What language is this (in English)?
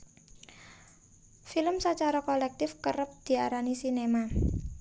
Javanese